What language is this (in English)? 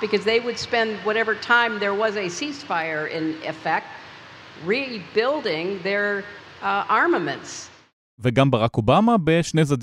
Hebrew